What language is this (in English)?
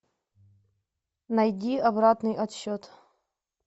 Russian